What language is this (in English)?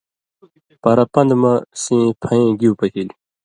Indus Kohistani